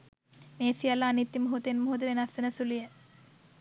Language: Sinhala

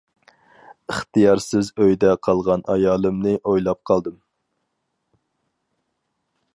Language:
Uyghur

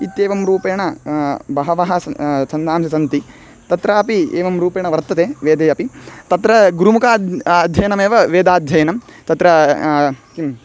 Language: Sanskrit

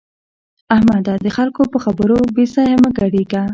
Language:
Pashto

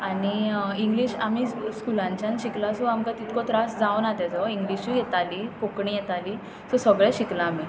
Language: Konkani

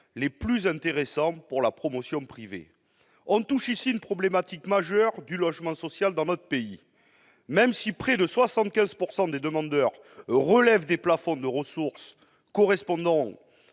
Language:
French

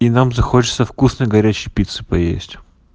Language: Russian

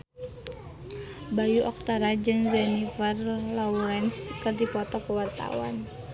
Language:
Sundanese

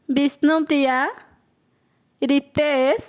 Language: Odia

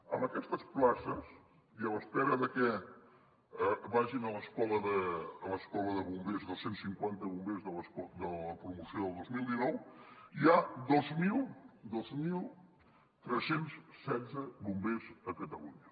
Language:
Catalan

